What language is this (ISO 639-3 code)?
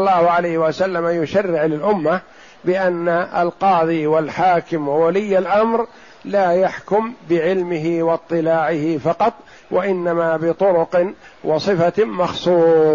ara